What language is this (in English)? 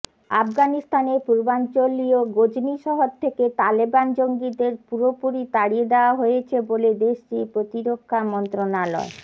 Bangla